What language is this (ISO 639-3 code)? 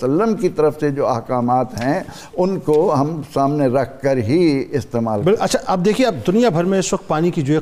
urd